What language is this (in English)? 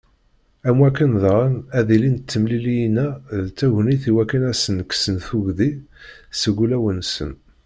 Kabyle